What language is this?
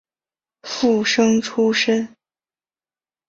Chinese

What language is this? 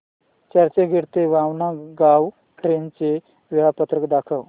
Marathi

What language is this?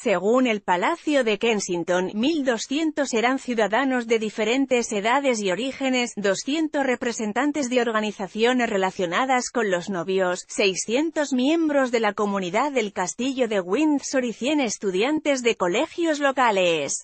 Spanish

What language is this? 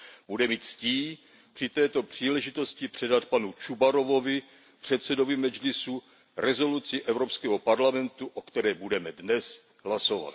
Czech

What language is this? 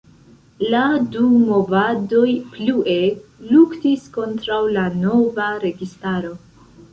Esperanto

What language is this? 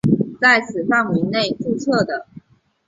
Chinese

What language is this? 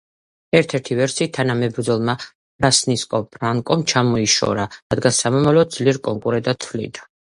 Georgian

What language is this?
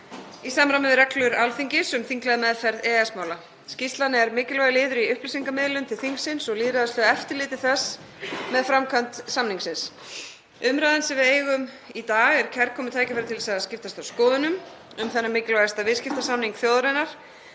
Icelandic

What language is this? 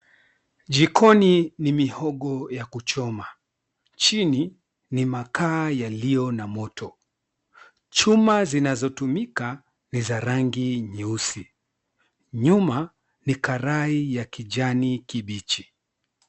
Swahili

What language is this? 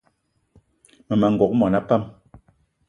Eton (Cameroon)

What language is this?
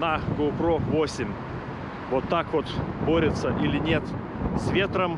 Russian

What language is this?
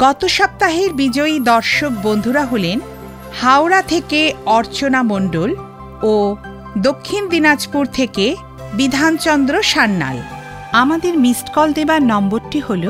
Bangla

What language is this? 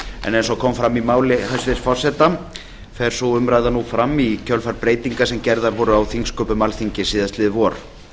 Icelandic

